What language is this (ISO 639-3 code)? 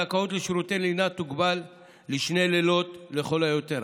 heb